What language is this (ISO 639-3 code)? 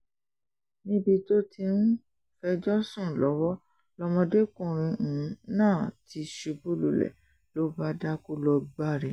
yor